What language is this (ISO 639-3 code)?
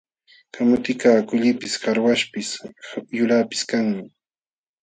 qxw